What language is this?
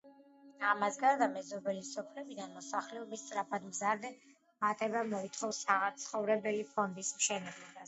Georgian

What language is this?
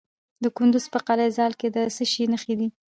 Pashto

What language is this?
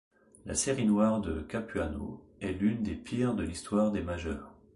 French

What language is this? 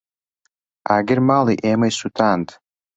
Central Kurdish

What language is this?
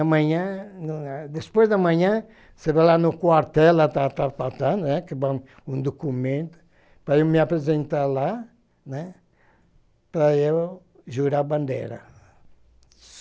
Portuguese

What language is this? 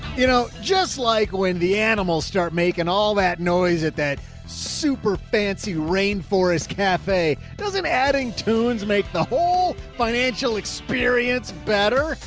English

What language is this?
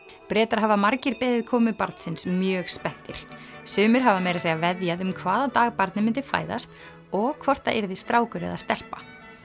Icelandic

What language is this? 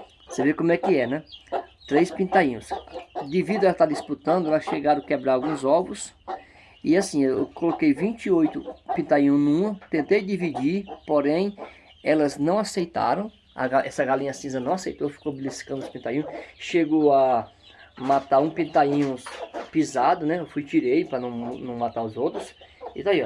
Portuguese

